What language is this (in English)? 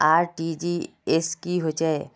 Magahi